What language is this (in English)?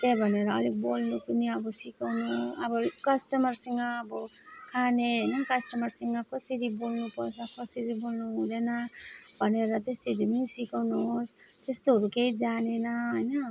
Nepali